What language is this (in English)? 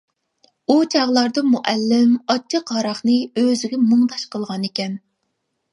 Uyghur